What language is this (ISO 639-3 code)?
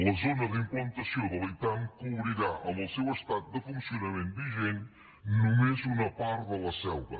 cat